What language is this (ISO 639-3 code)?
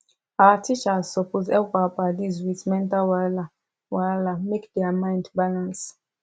pcm